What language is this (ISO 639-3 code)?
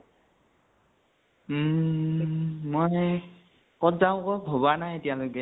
asm